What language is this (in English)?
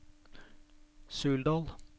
Norwegian